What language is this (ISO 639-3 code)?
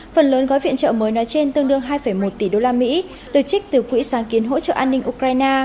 vie